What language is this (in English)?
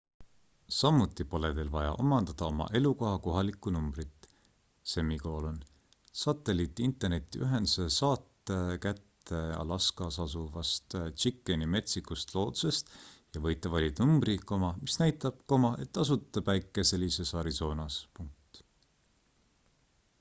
Estonian